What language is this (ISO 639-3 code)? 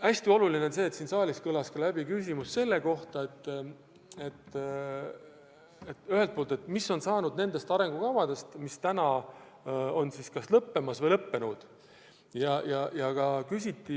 est